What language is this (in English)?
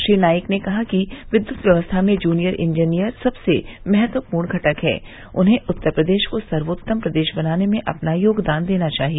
Hindi